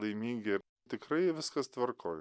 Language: Lithuanian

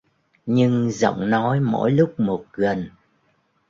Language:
Vietnamese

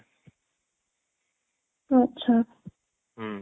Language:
Odia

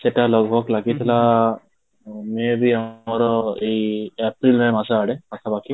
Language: Odia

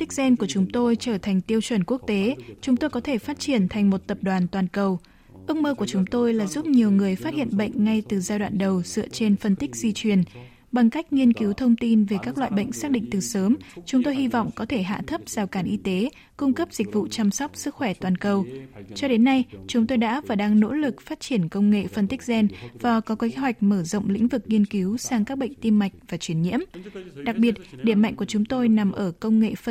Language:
Vietnamese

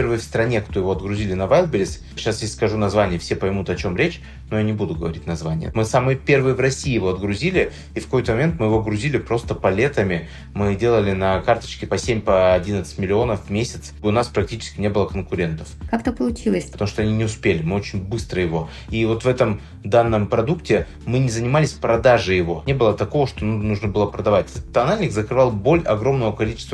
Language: Russian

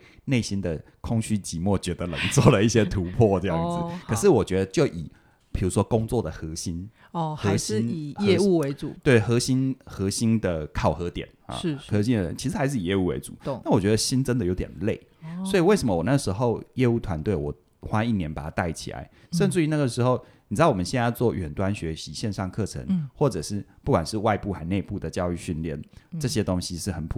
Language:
Chinese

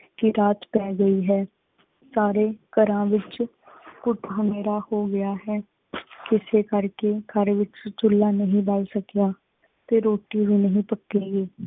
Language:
Punjabi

